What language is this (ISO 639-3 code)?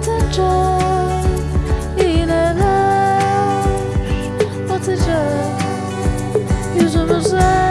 tur